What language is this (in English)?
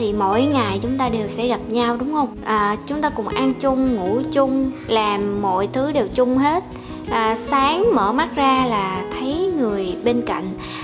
Vietnamese